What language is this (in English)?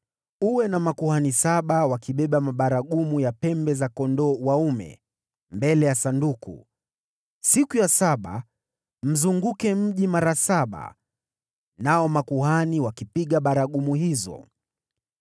Swahili